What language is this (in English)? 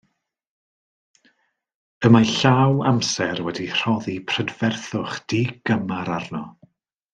Welsh